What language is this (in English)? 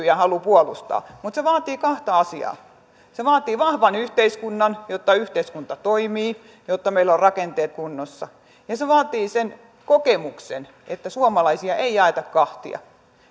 Finnish